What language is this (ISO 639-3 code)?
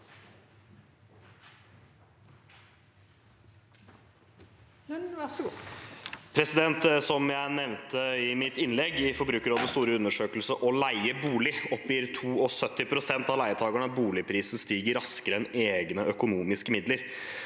nor